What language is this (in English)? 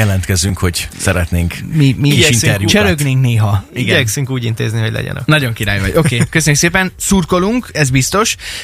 Hungarian